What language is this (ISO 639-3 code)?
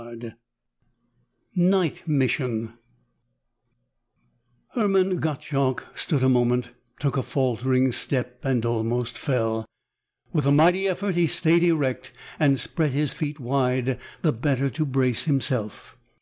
eng